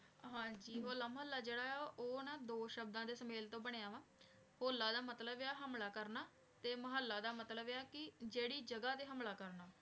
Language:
Punjabi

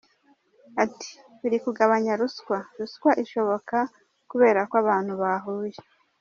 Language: Kinyarwanda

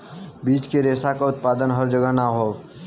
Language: Bhojpuri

